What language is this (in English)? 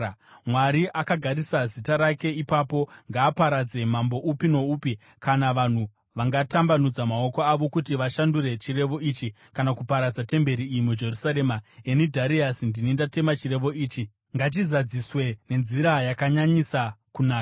Shona